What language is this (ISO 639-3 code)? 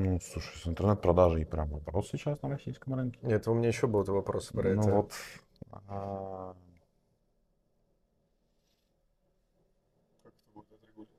rus